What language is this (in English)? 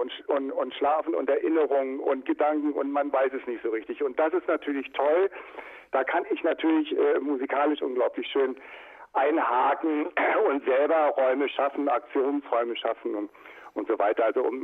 German